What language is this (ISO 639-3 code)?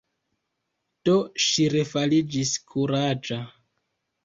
epo